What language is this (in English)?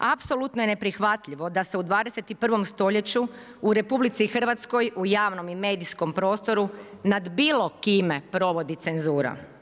Croatian